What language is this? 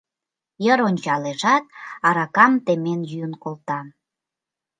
Mari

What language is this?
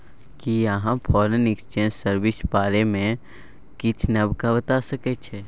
Maithili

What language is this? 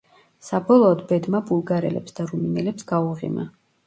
Georgian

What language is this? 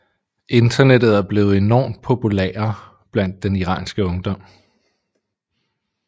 Danish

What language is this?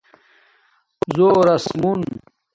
Domaaki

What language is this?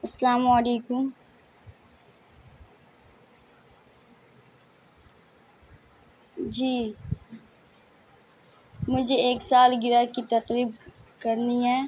Urdu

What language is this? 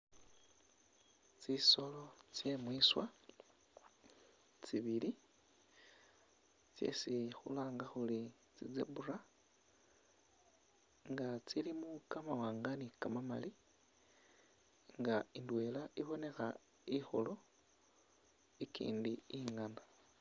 Masaaba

